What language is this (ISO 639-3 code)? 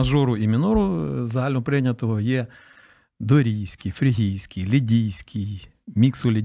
ukr